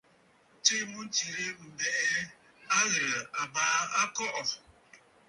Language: Bafut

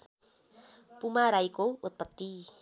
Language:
Nepali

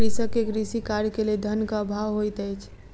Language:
Maithili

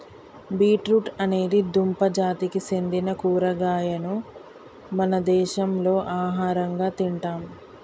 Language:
Telugu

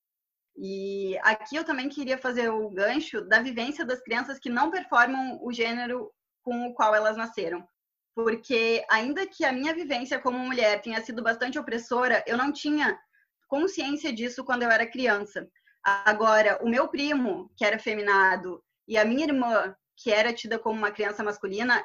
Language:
Portuguese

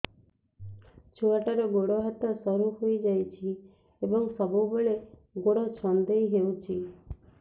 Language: Odia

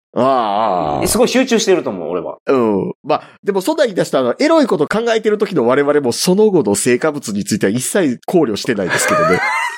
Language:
Japanese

